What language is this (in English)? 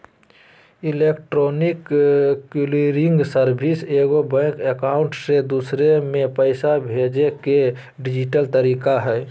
Magahi